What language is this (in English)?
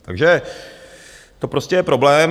Czech